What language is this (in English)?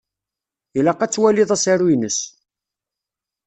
Kabyle